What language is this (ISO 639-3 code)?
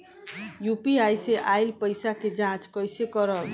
bho